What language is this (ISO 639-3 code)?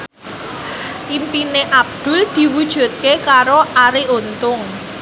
jav